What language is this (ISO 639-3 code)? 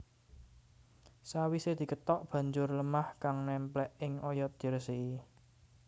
jav